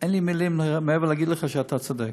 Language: Hebrew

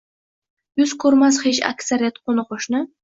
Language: Uzbek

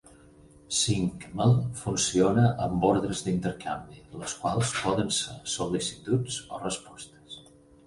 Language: Catalan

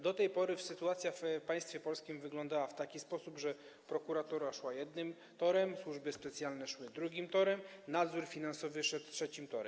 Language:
Polish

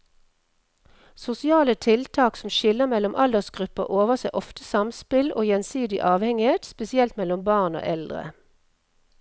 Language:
Norwegian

